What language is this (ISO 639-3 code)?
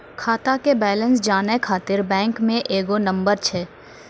mai